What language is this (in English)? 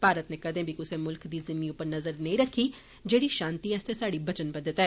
Dogri